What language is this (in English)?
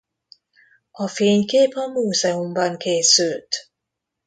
Hungarian